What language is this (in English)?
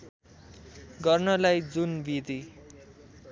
Nepali